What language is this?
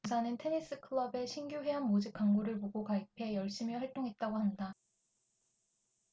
Korean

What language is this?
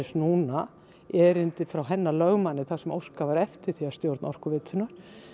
Icelandic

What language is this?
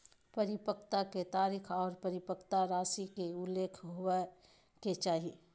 Magahi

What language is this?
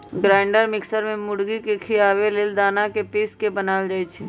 Magahi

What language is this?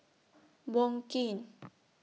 English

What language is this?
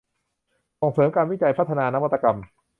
Thai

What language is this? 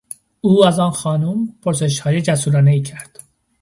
Persian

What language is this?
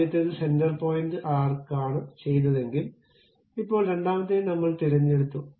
Malayalam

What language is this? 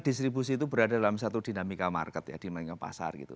Indonesian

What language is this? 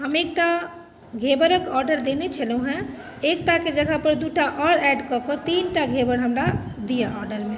Maithili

